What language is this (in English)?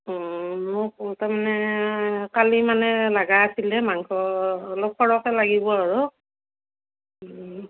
Assamese